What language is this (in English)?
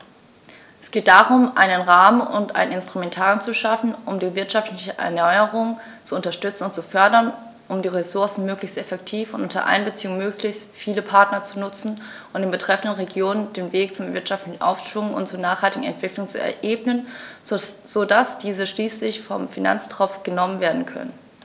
German